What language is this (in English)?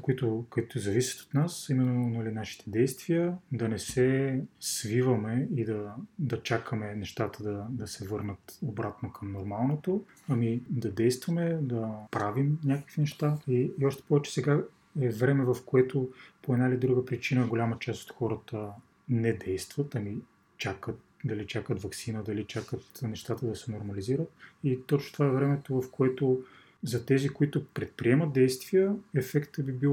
Bulgarian